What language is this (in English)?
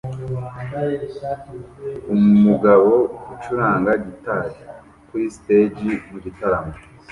Kinyarwanda